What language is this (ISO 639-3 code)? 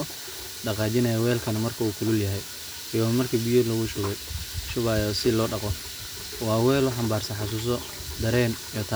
som